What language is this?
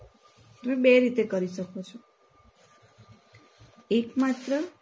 Gujarati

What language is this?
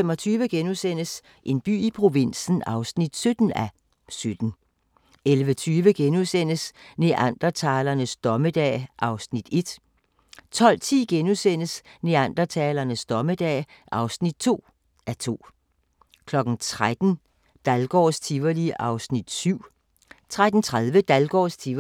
Danish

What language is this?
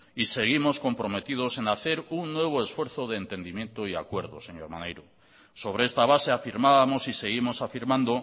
Spanish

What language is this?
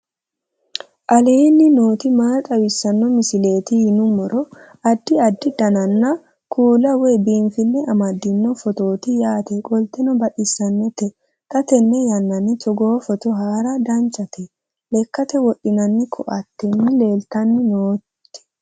Sidamo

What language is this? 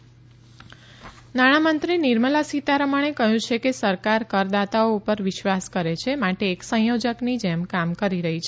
Gujarati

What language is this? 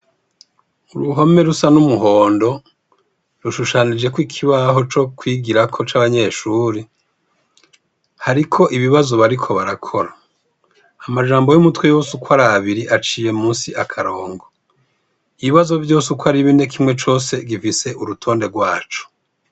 Rundi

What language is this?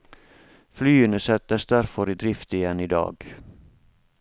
Norwegian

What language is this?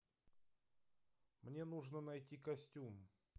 Russian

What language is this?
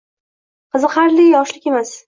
Uzbek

